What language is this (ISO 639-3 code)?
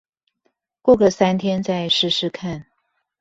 zho